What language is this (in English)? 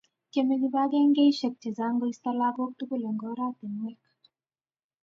Kalenjin